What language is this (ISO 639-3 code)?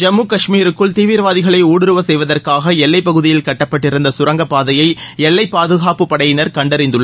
tam